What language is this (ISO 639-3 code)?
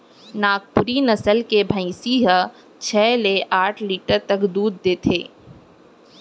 hne